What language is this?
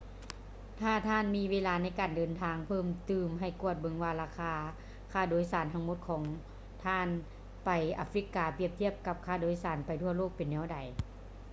Lao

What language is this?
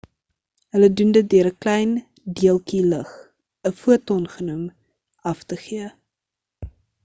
Afrikaans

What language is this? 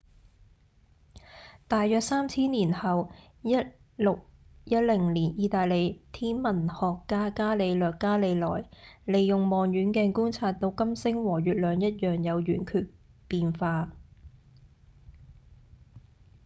Cantonese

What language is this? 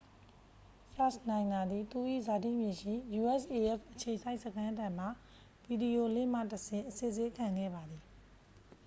Burmese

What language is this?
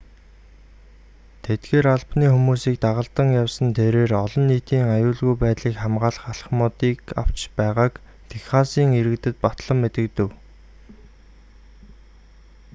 Mongolian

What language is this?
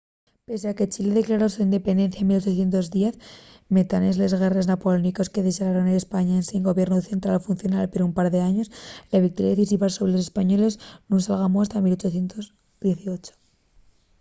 Asturian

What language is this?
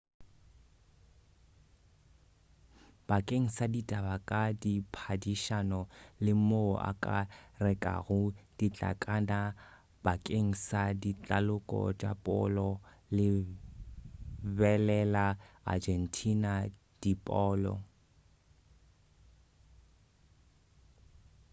Northern Sotho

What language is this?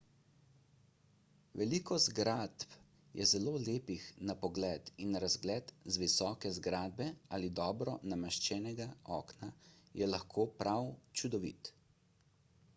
Slovenian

